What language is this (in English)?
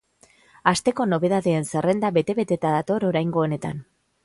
Basque